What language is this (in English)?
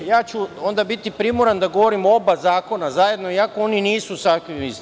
Serbian